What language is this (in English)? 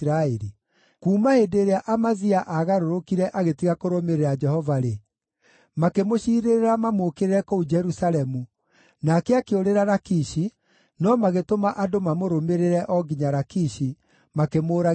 Kikuyu